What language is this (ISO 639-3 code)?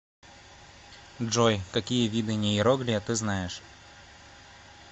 rus